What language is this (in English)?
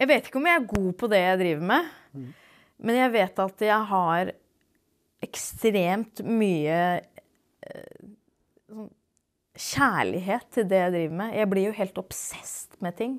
Norwegian